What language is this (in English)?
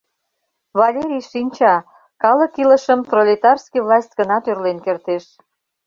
Mari